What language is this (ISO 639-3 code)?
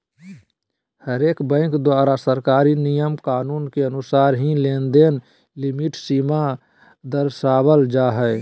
mag